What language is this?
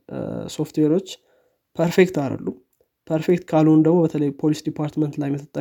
Amharic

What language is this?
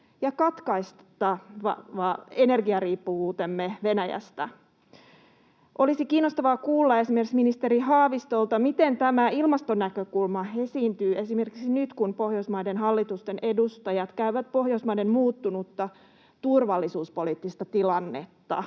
Finnish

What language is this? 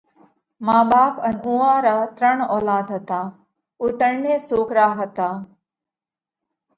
Parkari Koli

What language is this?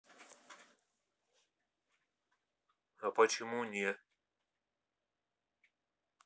Russian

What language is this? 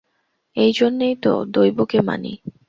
Bangla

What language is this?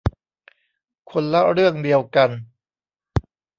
Thai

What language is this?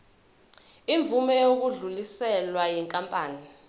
Zulu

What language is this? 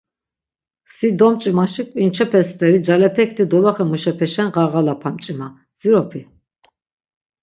Laz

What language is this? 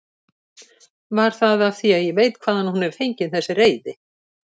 Icelandic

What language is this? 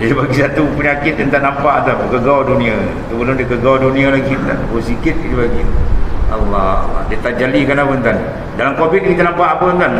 Malay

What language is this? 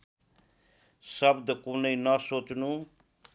Nepali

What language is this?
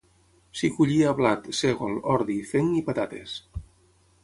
Catalan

